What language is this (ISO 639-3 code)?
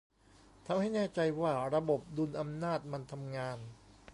tha